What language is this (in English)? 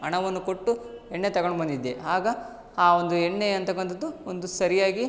Kannada